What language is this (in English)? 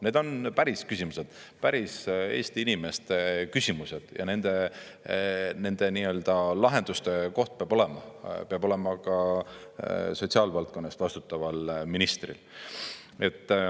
Estonian